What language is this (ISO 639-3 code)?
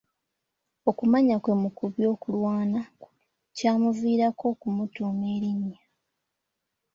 lug